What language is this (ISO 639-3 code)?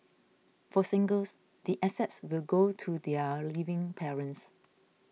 eng